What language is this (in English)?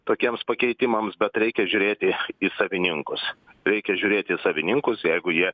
Lithuanian